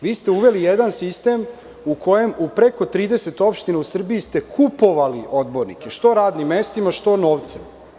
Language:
Serbian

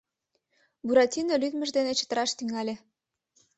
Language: Mari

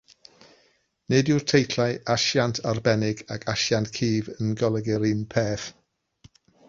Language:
Welsh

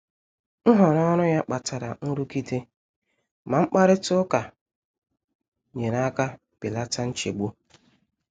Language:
Igbo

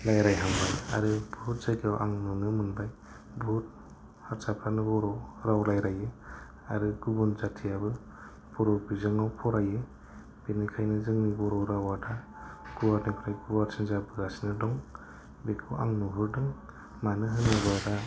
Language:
Bodo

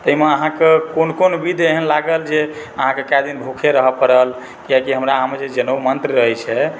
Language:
Maithili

